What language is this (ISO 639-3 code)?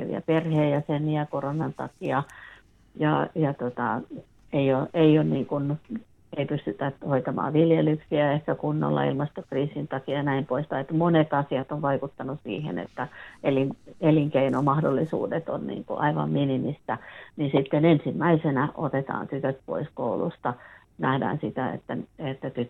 fin